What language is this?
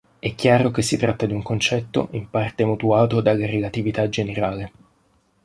Italian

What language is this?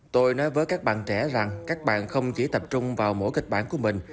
Vietnamese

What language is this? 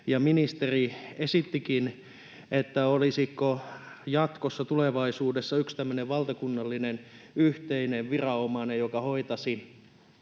Finnish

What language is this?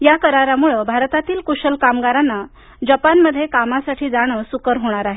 Marathi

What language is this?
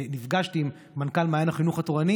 Hebrew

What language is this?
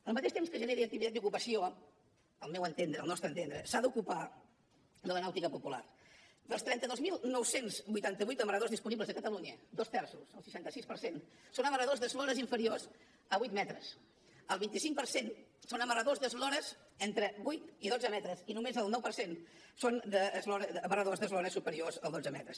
Catalan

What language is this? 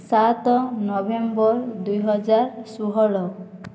Odia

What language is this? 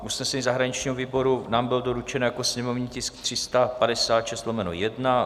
Czech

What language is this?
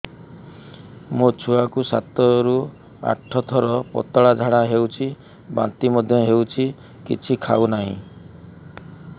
Odia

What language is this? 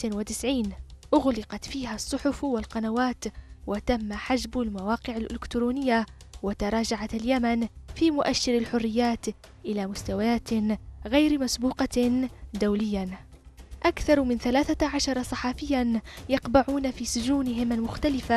Arabic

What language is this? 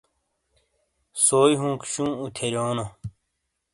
Shina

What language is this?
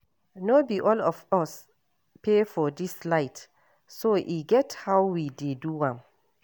Nigerian Pidgin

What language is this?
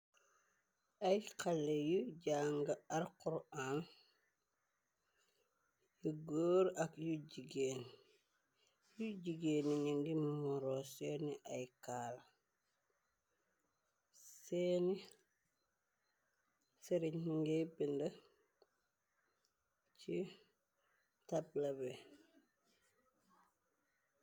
Wolof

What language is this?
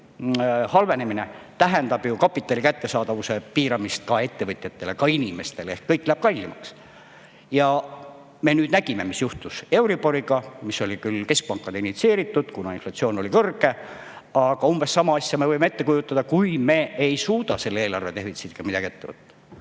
Estonian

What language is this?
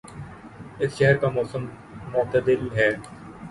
Urdu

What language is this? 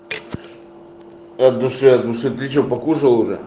Russian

